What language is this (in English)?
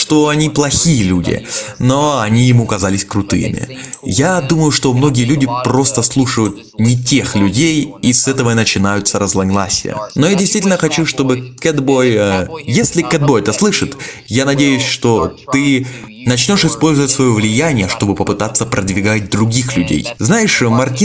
Russian